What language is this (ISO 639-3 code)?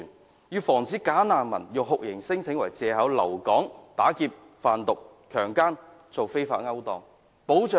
yue